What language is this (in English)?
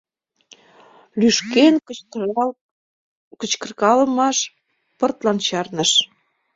Mari